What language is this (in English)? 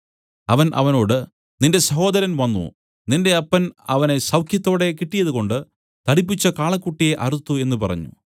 Malayalam